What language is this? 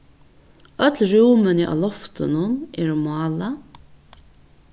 Faroese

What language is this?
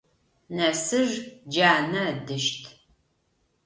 Adyghe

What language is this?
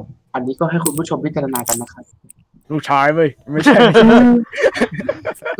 Thai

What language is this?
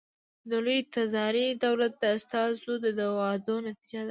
Pashto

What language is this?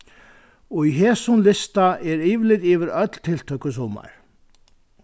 Faroese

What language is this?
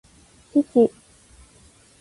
Japanese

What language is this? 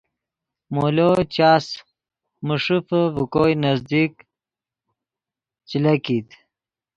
Yidgha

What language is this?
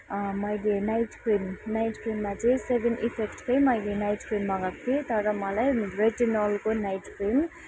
Nepali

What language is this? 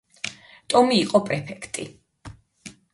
Georgian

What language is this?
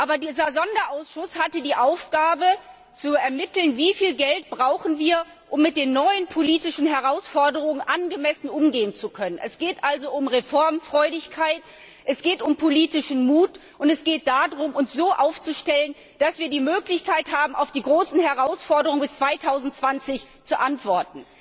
German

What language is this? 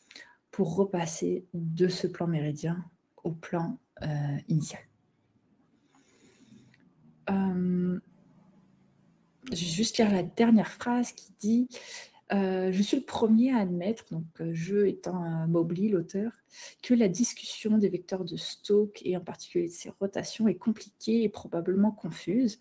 French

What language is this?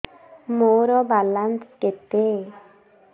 Odia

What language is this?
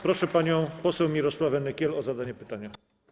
Polish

